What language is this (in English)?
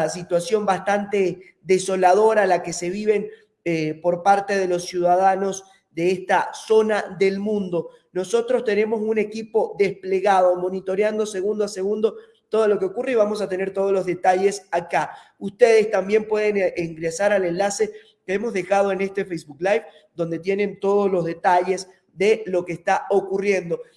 Spanish